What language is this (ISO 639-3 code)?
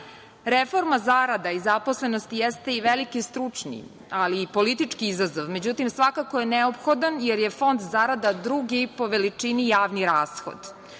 srp